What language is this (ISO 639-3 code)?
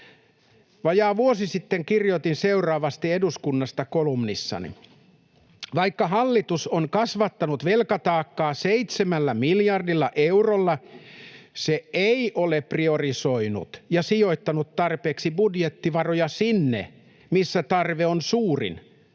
fin